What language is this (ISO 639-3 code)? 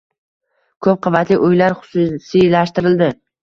uzb